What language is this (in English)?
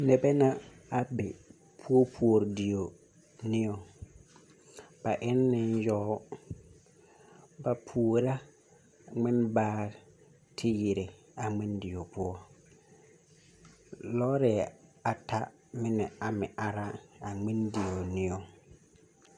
Southern Dagaare